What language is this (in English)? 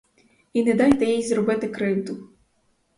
Ukrainian